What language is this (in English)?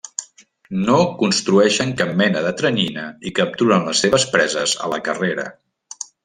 Catalan